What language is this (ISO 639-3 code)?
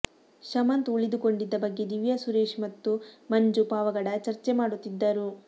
kan